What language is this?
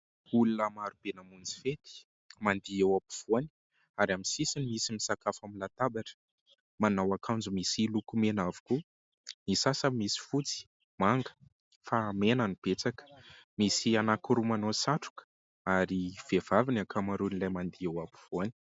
Malagasy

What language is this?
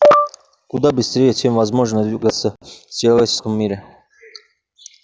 Russian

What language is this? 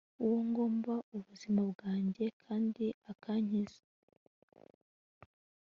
Kinyarwanda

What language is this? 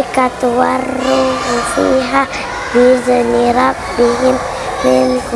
Indonesian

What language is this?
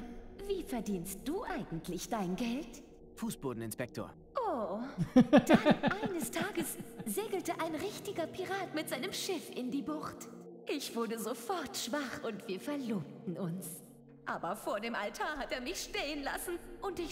German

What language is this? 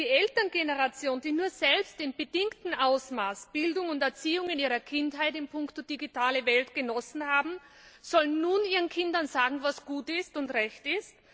German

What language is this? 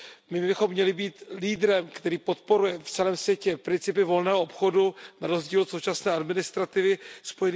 Czech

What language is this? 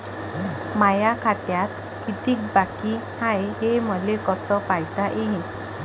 Marathi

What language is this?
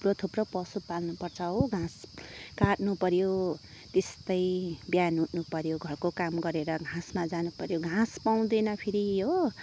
Nepali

